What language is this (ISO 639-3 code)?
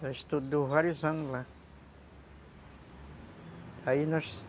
por